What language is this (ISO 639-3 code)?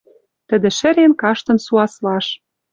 mrj